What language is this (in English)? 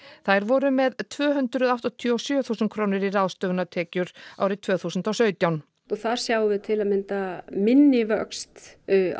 Icelandic